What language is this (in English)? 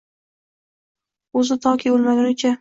Uzbek